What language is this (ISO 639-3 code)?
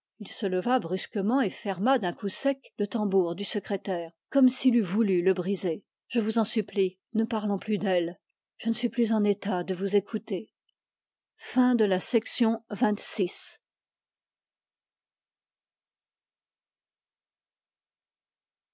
fra